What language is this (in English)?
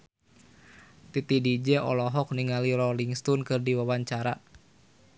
Sundanese